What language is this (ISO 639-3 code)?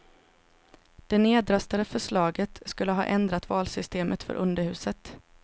swe